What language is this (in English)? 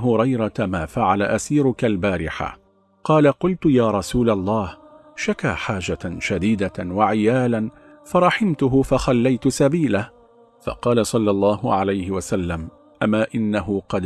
Arabic